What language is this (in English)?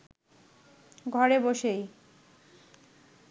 Bangla